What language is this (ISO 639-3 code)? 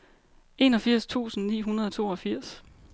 dan